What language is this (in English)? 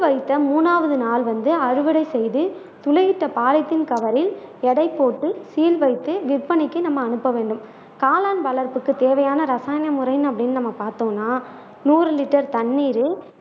Tamil